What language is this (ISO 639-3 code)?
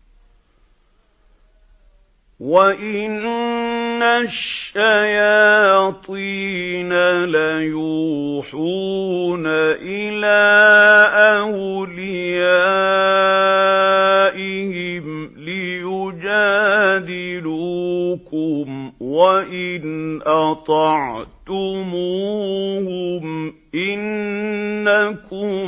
ara